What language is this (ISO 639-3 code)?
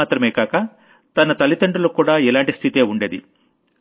tel